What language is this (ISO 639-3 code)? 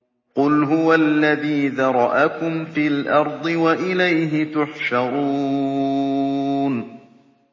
ara